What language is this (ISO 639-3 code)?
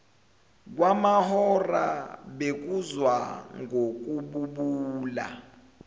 zul